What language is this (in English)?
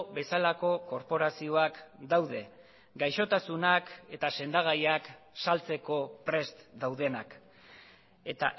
Basque